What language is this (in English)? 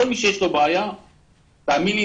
Hebrew